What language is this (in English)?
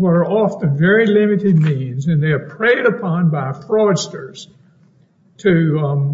English